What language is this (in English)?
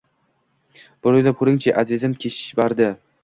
Uzbek